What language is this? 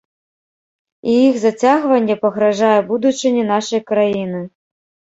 Belarusian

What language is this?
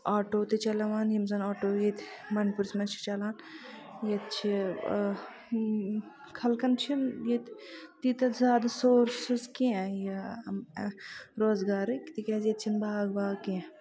Kashmiri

